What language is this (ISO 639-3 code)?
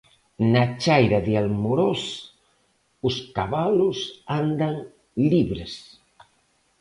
glg